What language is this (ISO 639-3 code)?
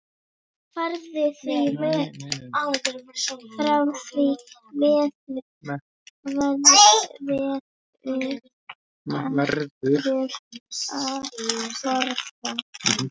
isl